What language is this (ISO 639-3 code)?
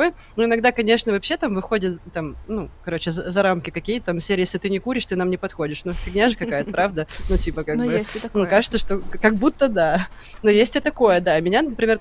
rus